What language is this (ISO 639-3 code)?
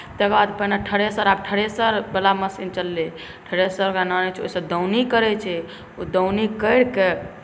mai